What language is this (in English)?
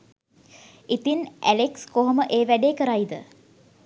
Sinhala